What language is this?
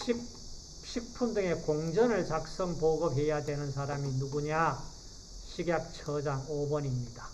Korean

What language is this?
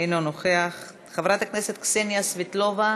Hebrew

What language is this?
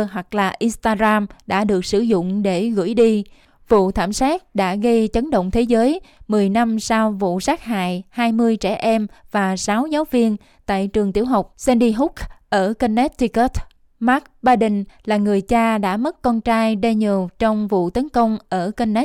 Vietnamese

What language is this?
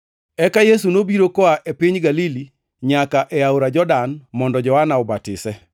Luo (Kenya and Tanzania)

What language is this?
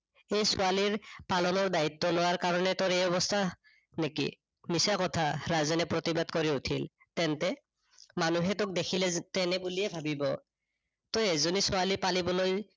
Assamese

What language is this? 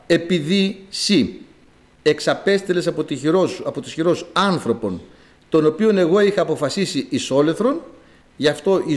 Greek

